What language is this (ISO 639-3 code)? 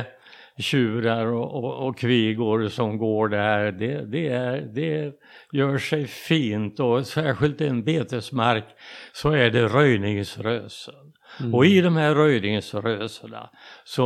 swe